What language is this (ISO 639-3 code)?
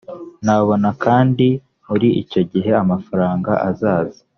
kin